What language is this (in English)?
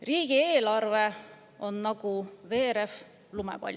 Estonian